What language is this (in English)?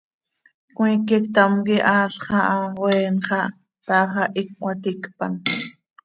Seri